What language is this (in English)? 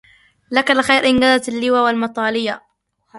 Arabic